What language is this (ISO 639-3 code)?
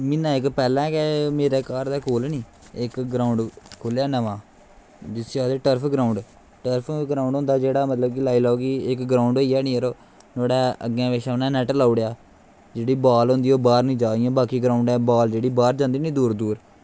doi